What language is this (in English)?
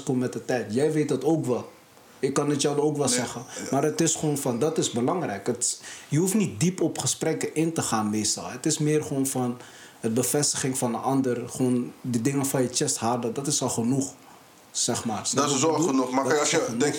Dutch